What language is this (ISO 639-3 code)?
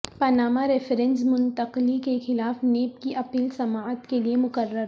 urd